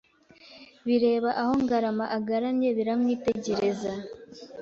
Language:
Kinyarwanda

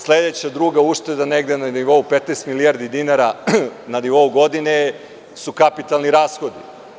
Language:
Serbian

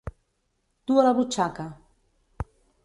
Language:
Catalan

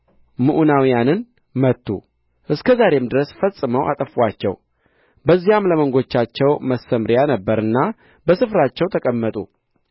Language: Amharic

